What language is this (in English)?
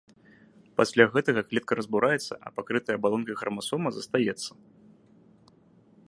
Belarusian